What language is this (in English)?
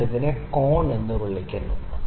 Malayalam